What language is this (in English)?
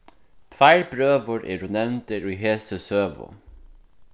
Faroese